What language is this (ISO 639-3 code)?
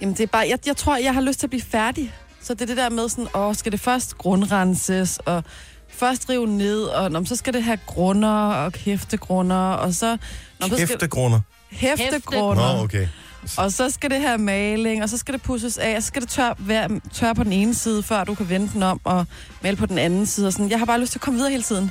dan